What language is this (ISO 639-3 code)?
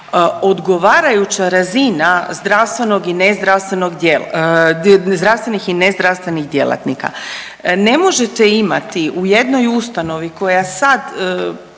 hrv